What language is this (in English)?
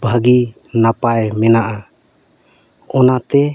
Santali